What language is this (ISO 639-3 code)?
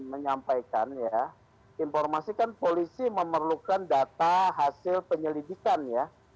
ind